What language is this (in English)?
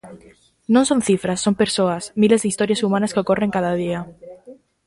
Galician